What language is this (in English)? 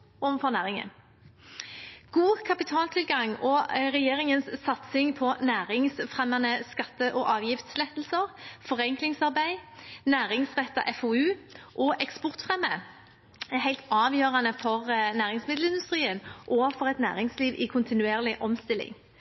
Norwegian Bokmål